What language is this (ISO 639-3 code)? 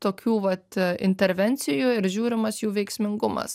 lit